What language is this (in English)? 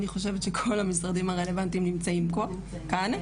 Hebrew